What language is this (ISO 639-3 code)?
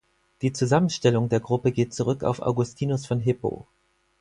deu